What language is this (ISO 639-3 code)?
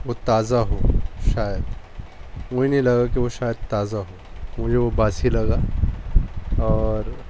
urd